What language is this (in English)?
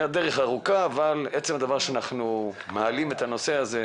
Hebrew